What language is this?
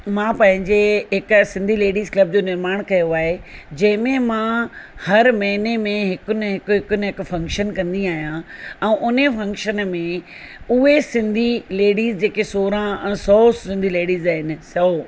Sindhi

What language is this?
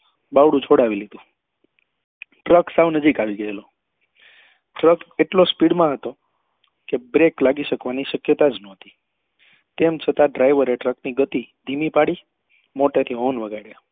Gujarati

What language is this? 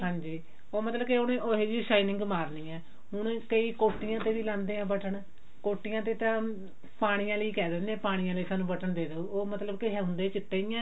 Punjabi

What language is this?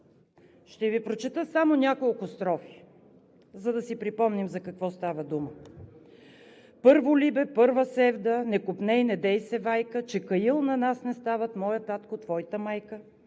Bulgarian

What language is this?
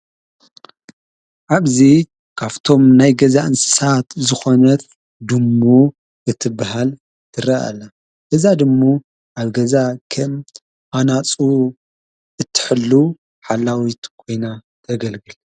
Tigrinya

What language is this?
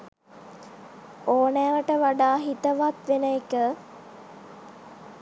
Sinhala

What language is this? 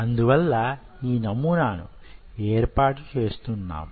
Telugu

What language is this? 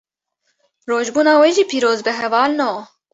Kurdish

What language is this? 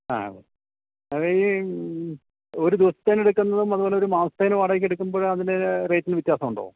Malayalam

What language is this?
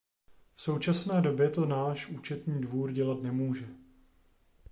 Czech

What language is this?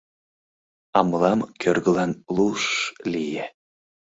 Mari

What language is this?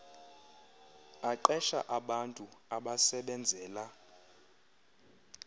Xhosa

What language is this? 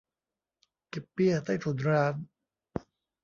Thai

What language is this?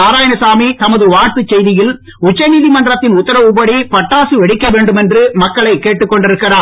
Tamil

